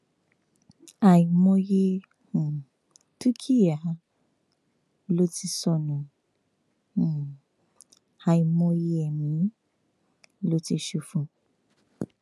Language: Yoruba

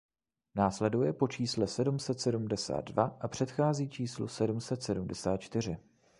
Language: Czech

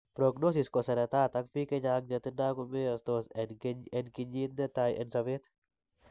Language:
Kalenjin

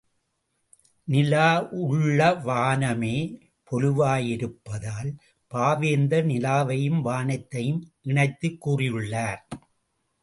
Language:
Tamil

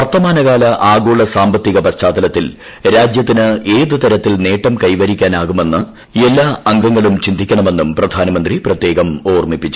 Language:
Malayalam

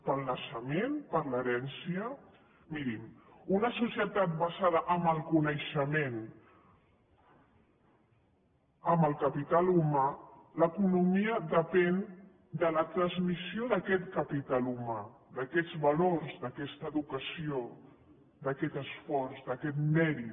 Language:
Catalan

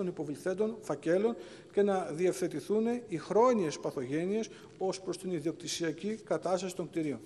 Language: Greek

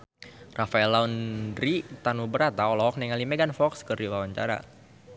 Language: Sundanese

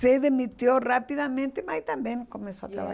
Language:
Portuguese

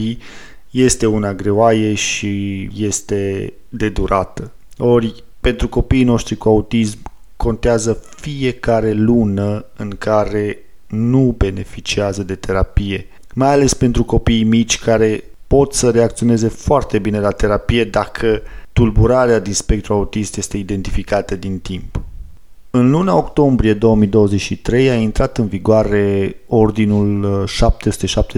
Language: Romanian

